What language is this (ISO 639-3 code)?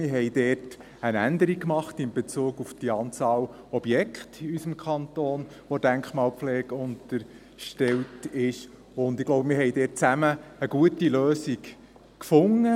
gsw